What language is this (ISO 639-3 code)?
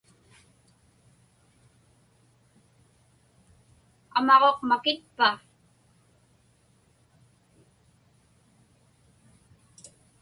ipk